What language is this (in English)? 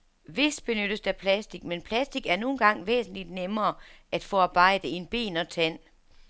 Danish